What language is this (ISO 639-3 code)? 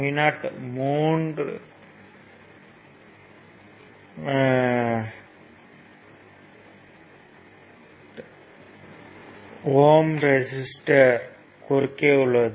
tam